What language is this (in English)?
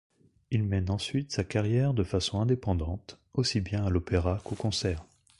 French